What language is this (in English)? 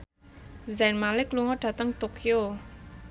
Javanese